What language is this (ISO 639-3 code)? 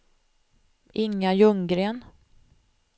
swe